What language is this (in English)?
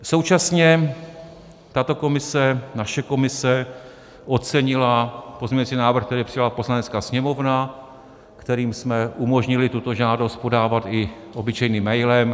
Czech